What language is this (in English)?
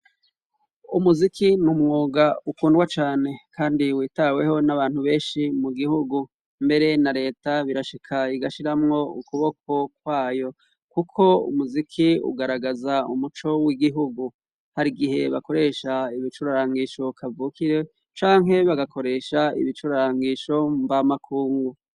Rundi